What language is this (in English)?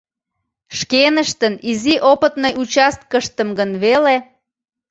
Mari